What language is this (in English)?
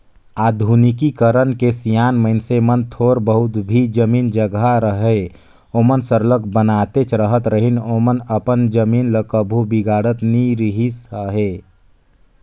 Chhattisgarhi